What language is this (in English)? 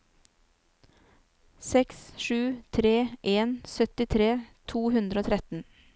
Norwegian